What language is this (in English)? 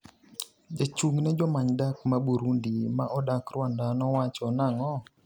Luo (Kenya and Tanzania)